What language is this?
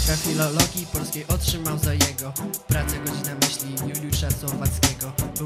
Polish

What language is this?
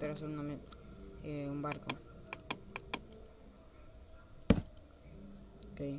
Spanish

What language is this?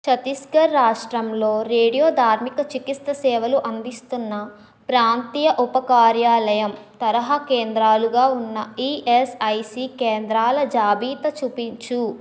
Telugu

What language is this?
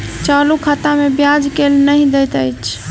Maithili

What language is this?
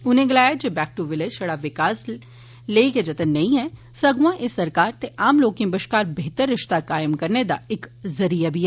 Dogri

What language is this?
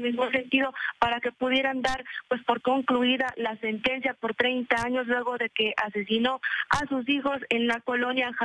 Spanish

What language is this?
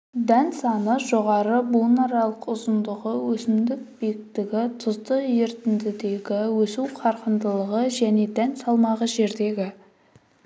Kazakh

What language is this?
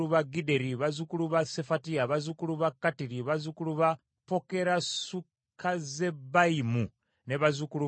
Ganda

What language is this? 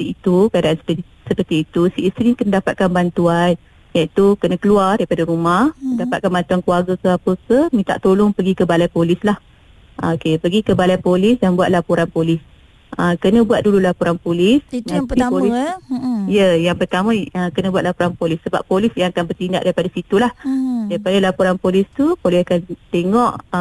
Malay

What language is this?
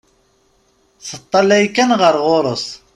Kabyle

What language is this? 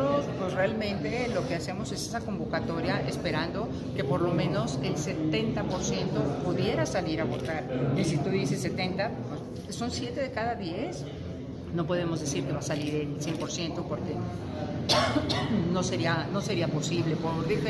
Spanish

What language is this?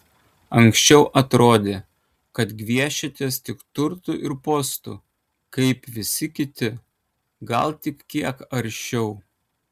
Lithuanian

